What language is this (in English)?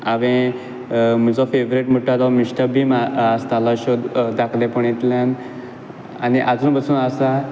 Konkani